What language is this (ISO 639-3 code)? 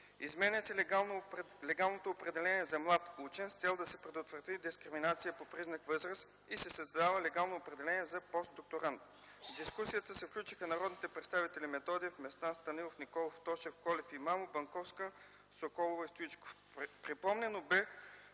bul